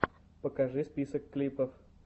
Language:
Russian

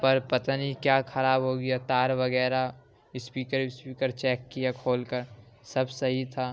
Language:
Urdu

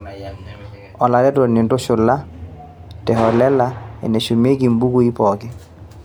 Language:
Masai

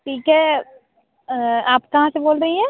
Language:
Hindi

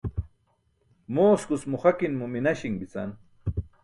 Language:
Burushaski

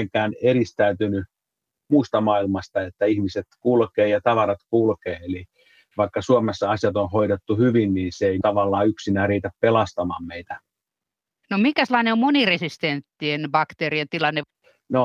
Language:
Finnish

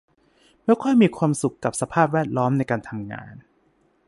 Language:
Thai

